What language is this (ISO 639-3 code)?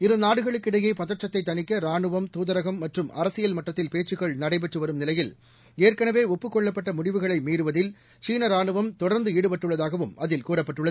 tam